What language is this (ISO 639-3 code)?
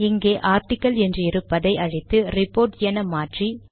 tam